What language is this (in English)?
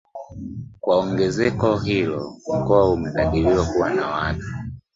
Swahili